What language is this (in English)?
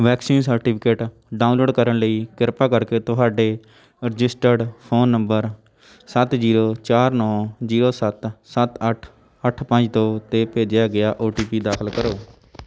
Punjabi